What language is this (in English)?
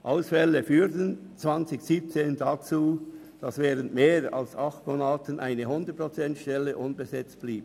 Swiss German